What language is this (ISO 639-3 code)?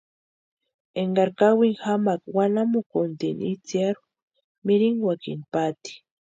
pua